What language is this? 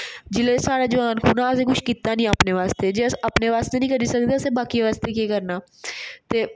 Dogri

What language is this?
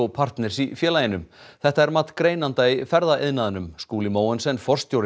Icelandic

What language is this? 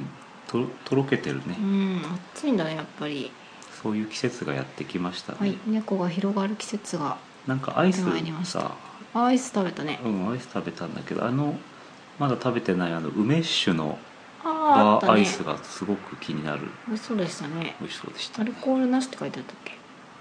Japanese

